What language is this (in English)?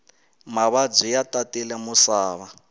Tsonga